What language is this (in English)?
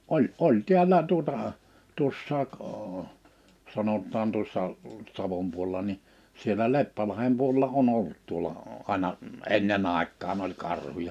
Finnish